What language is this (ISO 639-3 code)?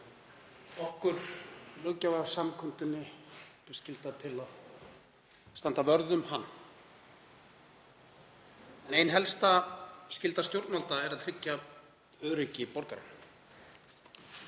isl